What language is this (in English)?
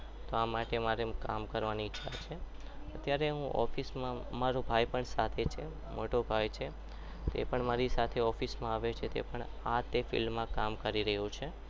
Gujarati